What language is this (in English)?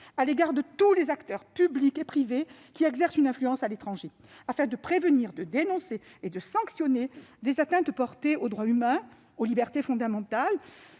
French